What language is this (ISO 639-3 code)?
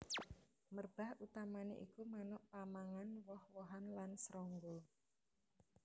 jav